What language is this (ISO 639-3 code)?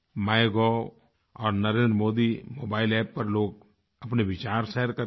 hin